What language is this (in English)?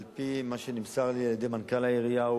Hebrew